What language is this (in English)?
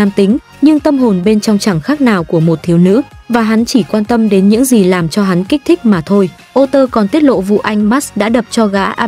Vietnamese